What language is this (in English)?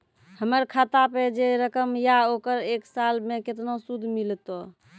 Maithili